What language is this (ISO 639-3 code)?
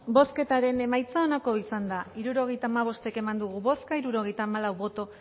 eus